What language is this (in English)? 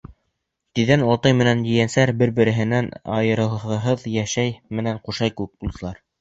Bashkir